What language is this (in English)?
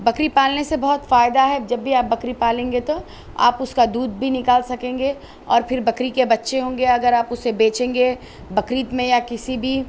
Urdu